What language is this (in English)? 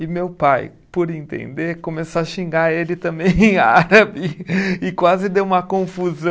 Portuguese